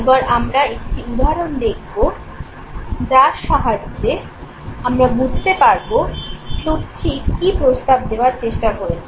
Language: Bangla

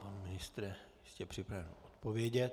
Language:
Czech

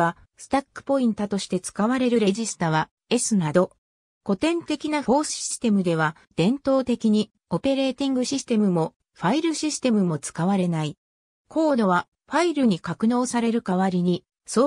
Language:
Japanese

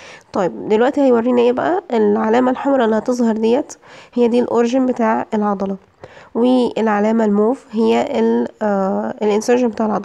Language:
Arabic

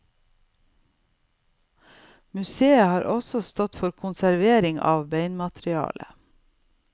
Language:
Norwegian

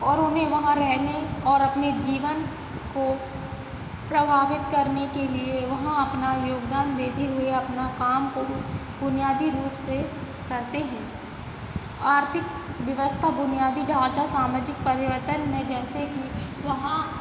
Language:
Hindi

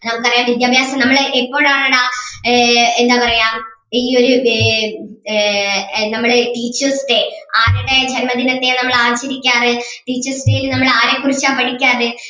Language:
Malayalam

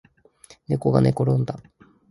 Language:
Japanese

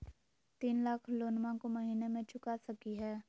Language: Magahi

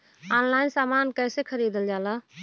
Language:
Bhojpuri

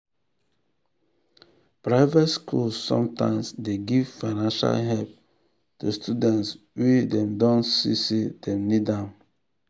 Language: Nigerian Pidgin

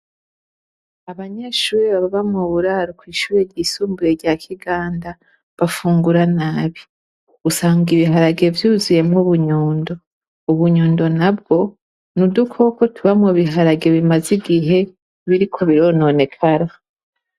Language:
Rundi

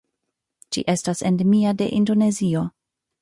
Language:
Esperanto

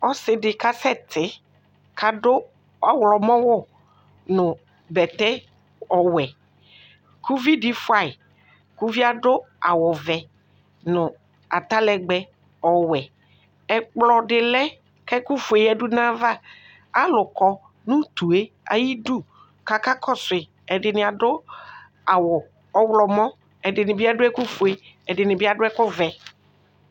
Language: Ikposo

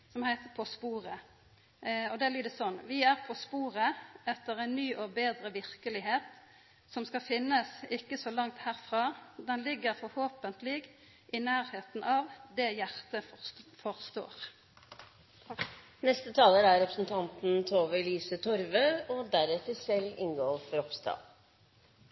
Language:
Norwegian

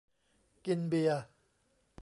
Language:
Thai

